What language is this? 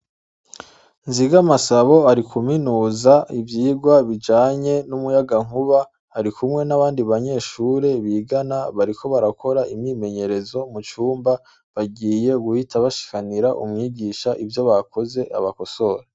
Rundi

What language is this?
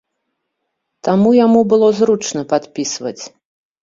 Belarusian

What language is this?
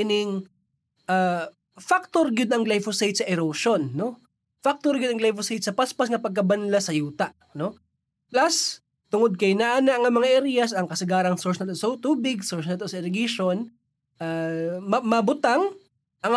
Filipino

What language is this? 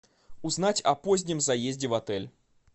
Russian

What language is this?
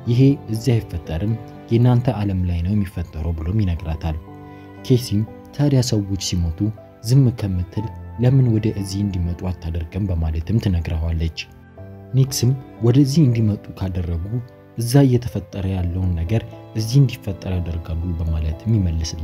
Romanian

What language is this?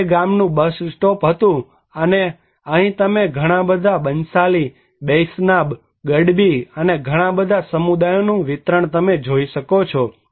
Gujarati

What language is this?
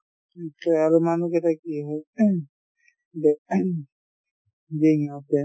Assamese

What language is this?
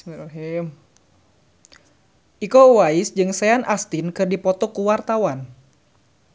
Sundanese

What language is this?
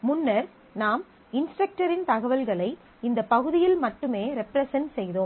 Tamil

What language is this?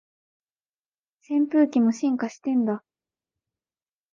Japanese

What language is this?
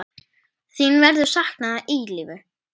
Icelandic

